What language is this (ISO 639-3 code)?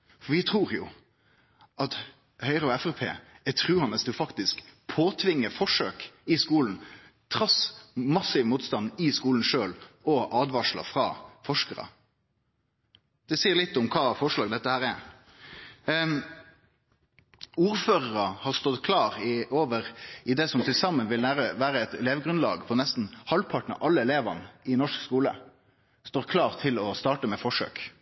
nno